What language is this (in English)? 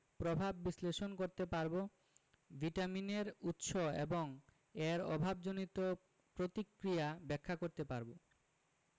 Bangla